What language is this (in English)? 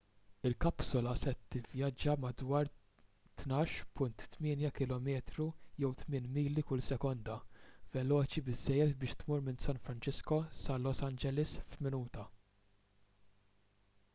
Maltese